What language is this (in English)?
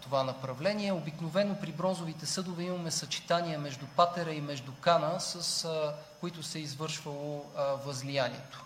Bulgarian